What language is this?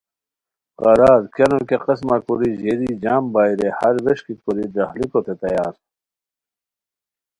Khowar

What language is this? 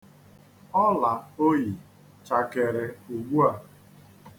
Igbo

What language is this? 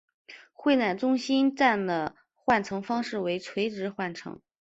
Chinese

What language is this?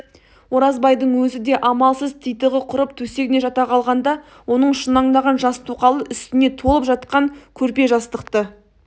Kazakh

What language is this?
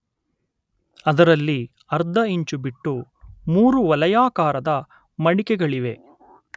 Kannada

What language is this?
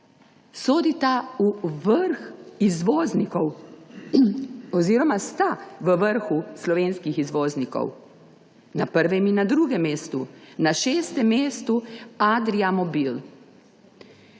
Slovenian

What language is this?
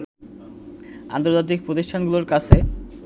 Bangla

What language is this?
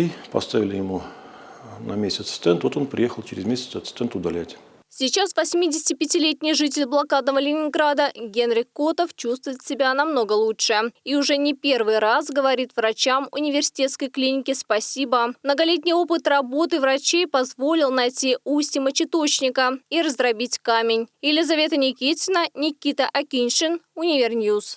Russian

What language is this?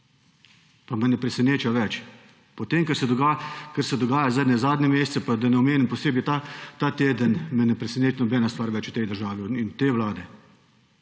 Slovenian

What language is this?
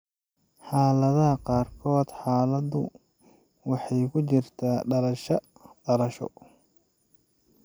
Somali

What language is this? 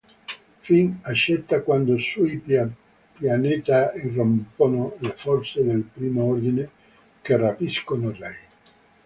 Italian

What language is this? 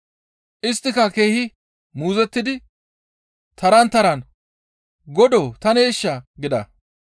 Gamo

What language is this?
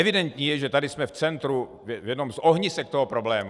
Czech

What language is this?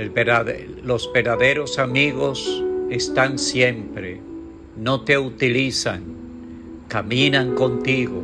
Spanish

